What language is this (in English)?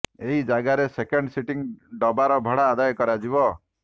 Odia